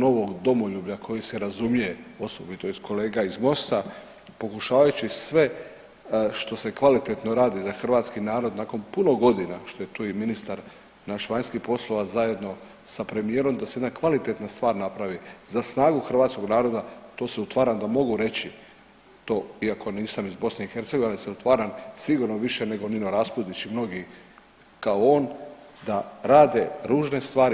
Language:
Croatian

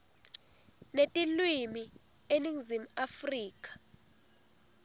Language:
Swati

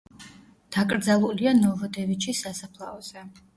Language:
Georgian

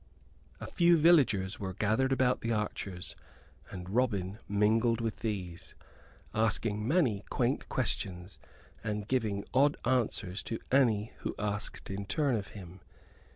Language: English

